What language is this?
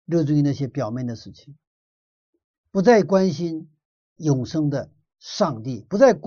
Chinese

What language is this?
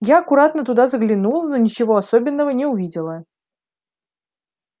Russian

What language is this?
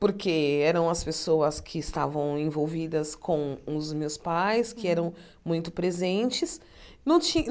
Portuguese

